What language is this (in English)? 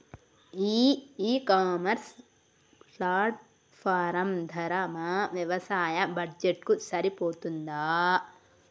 Telugu